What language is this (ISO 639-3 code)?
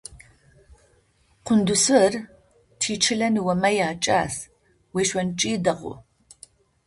ady